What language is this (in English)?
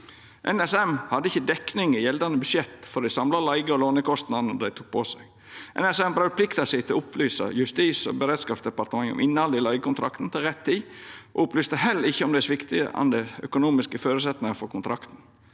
Norwegian